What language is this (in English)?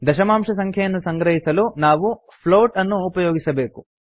Kannada